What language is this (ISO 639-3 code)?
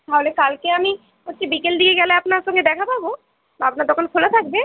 ben